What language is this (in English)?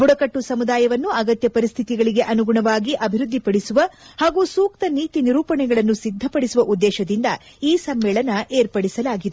Kannada